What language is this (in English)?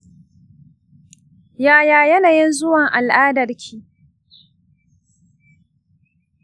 Hausa